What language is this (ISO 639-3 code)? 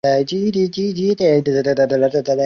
zho